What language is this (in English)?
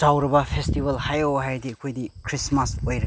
Manipuri